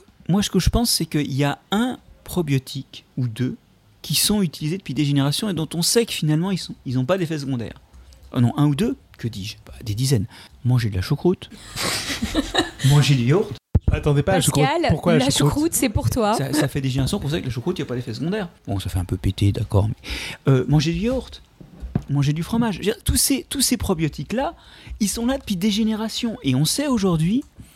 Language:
French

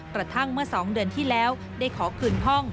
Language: Thai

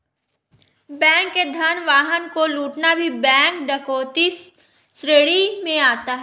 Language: Hindi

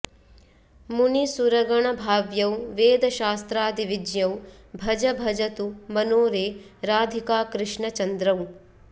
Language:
Sanskrit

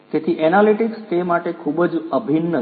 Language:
Gujarati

